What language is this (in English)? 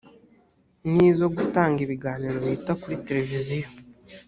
Kinyarwanda